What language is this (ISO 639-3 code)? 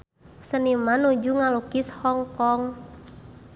sun